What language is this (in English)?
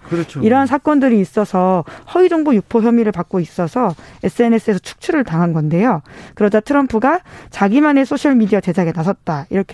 Korean